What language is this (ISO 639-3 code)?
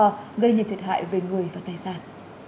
vie